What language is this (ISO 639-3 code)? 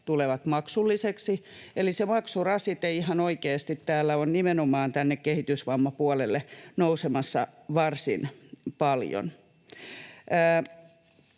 fin